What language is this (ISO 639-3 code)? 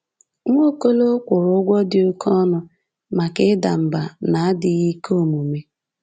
ibo